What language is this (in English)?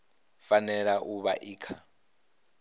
Venda